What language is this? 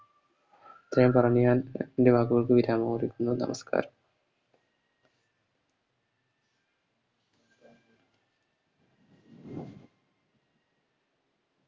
Malayalam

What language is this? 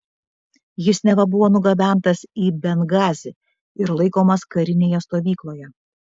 Lithuanian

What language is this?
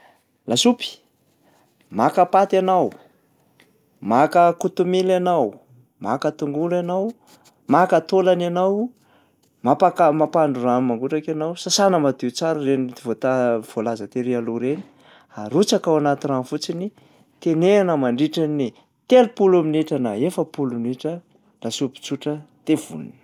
Malagasy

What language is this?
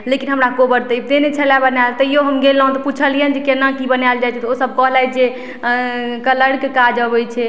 Maithili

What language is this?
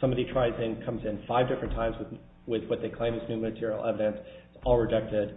English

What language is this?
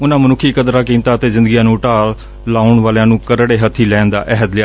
Punjabi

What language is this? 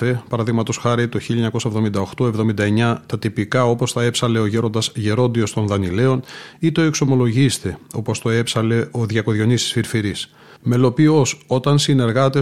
Greek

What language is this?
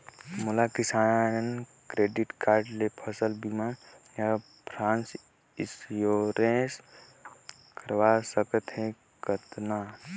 Chhattisgarhi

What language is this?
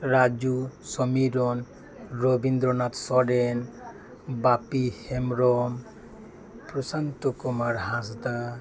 Santali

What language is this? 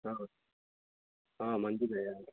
Telugu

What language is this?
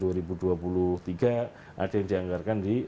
Indonesian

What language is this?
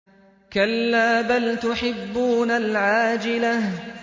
Arabic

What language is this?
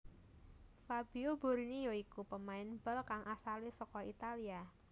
Javanese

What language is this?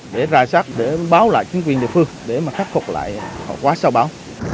Vietnamese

